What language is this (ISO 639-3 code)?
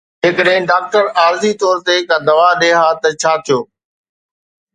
snd